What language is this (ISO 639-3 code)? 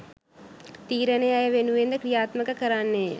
sin